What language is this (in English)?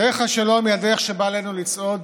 Hebrew